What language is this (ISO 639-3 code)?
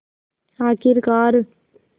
hin